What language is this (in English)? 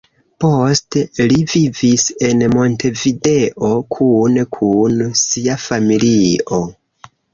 Esperanto